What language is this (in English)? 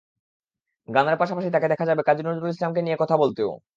Bangla